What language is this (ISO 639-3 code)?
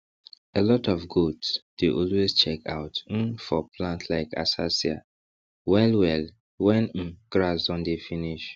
pcm